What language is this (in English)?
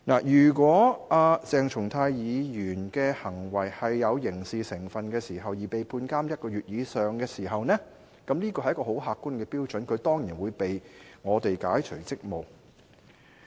Cantonese